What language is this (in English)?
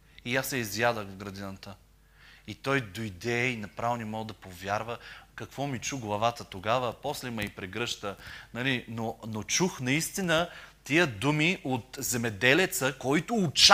Bulgarian